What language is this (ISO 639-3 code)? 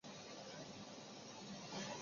zho